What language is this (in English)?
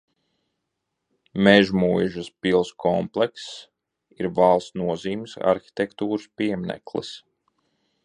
Latvian